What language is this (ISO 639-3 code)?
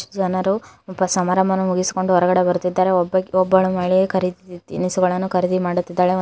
kan